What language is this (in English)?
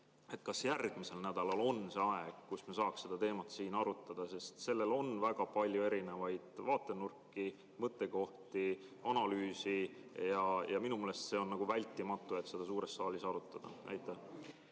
Estonian